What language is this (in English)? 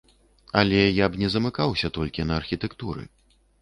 Belarusian